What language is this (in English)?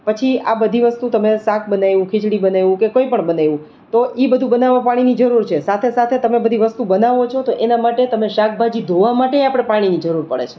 Gujarati